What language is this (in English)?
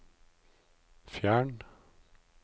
Norwegian